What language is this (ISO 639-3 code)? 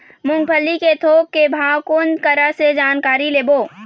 hne